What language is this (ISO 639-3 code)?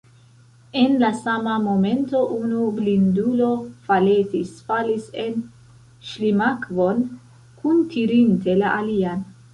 epo